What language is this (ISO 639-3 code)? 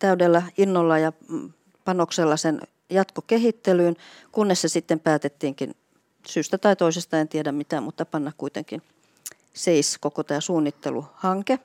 fin